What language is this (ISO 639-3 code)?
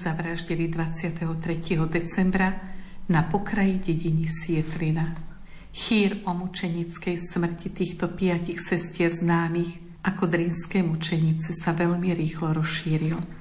slk